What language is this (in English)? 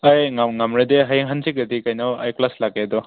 Manipuri